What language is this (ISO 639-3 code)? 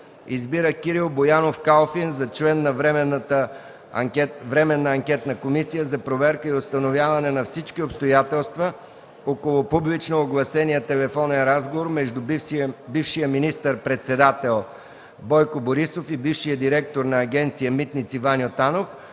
bul